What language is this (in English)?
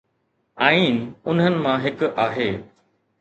Sindhi